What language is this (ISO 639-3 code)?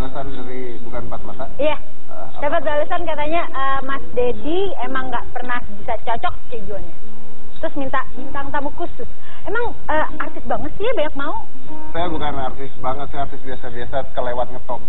ind